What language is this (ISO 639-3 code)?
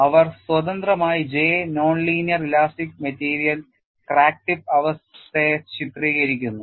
mal